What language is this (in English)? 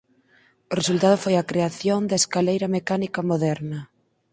Galician